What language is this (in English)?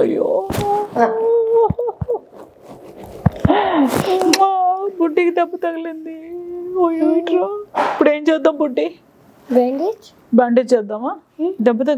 Telugu